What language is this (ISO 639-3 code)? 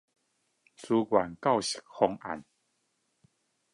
zho